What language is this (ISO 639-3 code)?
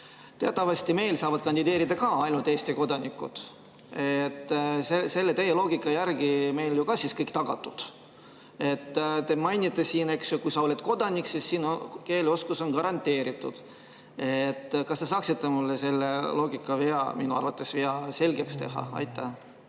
est